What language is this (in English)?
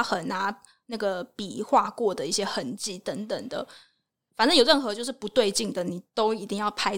Chinese